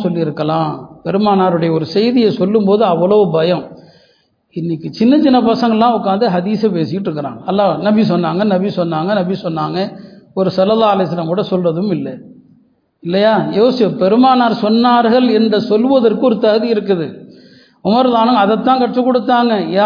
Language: Tamil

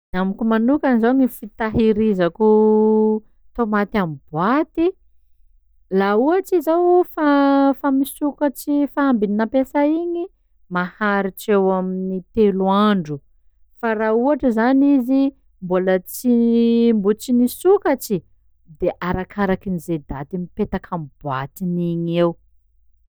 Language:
Sakalava Malagasy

